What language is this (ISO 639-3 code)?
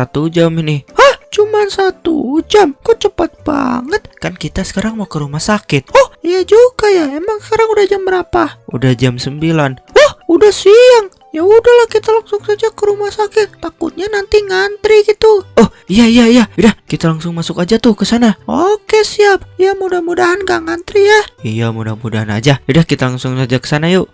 ind